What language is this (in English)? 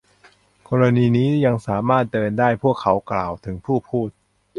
Thai